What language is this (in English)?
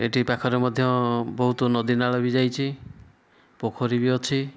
Odia